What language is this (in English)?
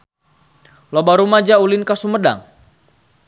Sundanese